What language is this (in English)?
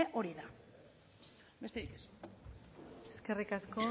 Basque